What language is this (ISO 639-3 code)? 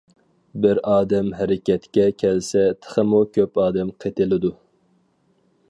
uig